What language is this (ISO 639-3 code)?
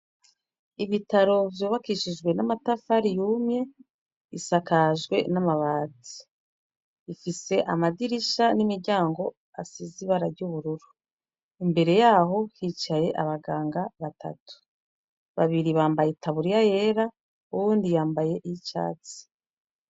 run